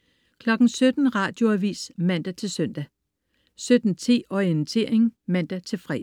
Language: Danish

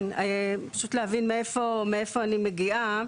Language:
Hebrew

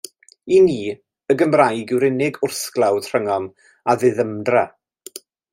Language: Welsh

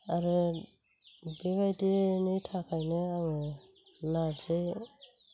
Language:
Bodo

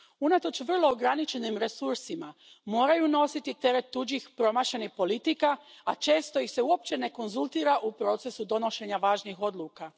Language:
Croatian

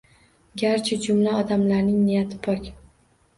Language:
Uzbek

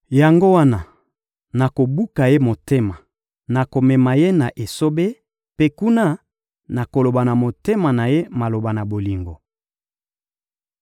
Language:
Lingala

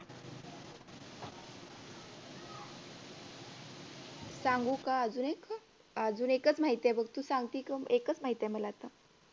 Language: Marathi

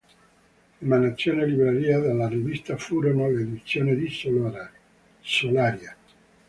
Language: Italian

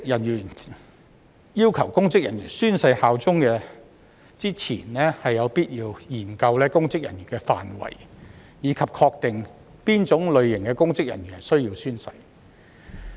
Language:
Cantonese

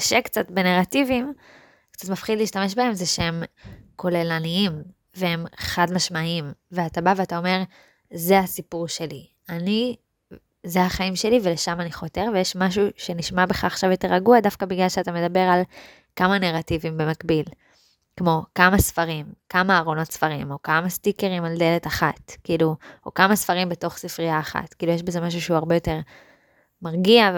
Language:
Hebrew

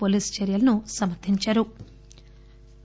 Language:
Telugu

